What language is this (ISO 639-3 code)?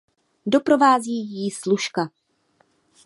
ces